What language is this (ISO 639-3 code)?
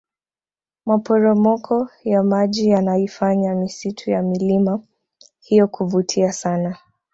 swa